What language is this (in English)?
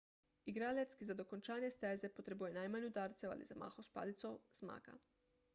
Slovenian